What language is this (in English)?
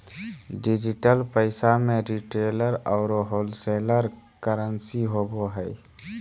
Magahi